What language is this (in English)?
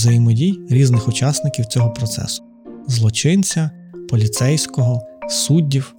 Ukrainian